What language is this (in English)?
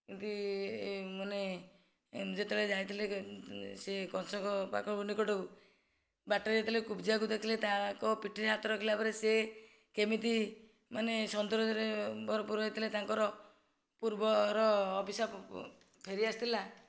Odia